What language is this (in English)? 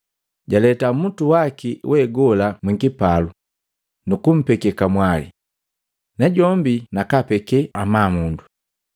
Matengo